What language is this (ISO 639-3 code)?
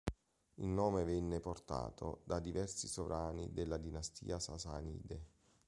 ita